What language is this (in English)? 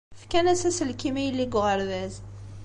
Kabyle